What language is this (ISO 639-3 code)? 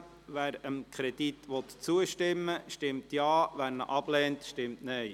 gsw